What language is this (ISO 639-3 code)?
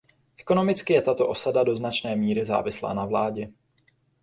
ces